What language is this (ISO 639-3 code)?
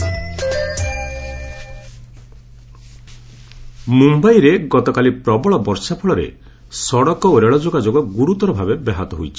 ori